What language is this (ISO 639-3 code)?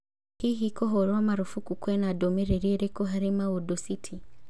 kik